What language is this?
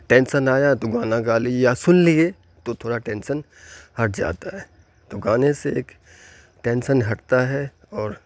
Urdu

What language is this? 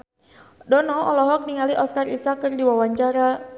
Sundanese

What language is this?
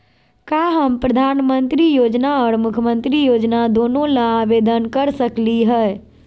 Magahi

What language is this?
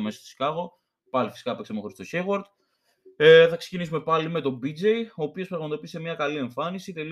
Greek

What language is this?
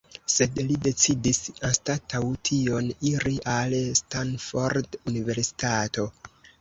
Esperanto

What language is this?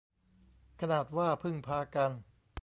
Thai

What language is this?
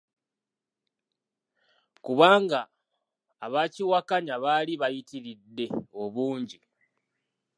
Ganda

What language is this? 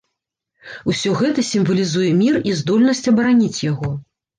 Belarusian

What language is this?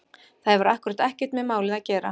Icelandic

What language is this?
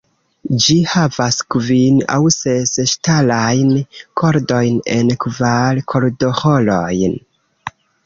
Esperanto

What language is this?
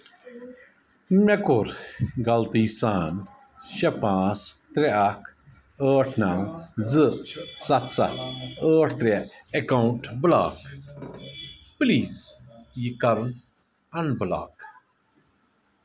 Kashmiri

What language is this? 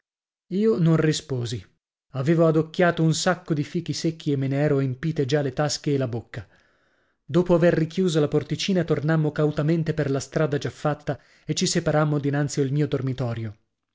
Italian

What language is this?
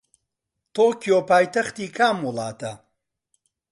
Central Kurdish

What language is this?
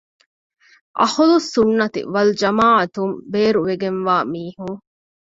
Divehi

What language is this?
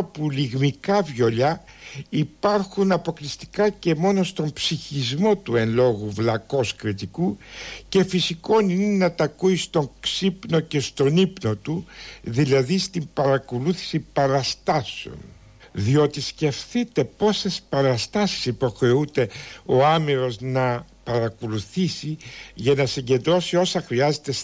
Greek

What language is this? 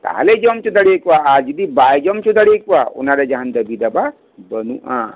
Santali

